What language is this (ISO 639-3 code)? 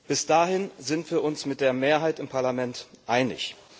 deu